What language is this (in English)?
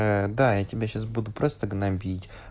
Russian